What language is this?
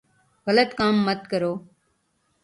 Urdu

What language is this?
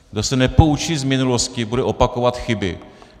Czech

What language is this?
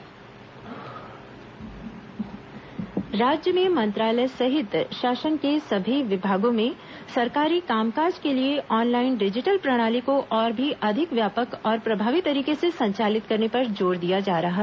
Hindi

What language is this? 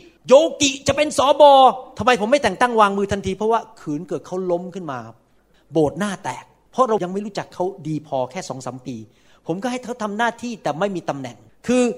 Thai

